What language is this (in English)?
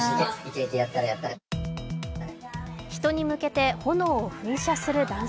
Japanese